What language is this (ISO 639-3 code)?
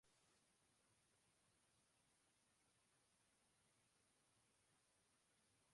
jpn